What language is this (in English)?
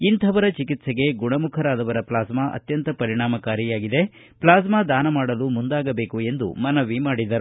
Kannada